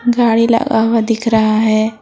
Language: Hindi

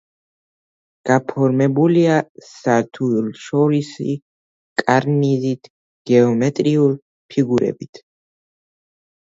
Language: Georgian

